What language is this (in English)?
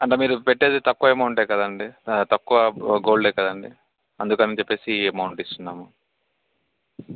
Telugu